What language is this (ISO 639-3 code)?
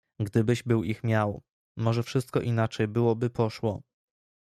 pol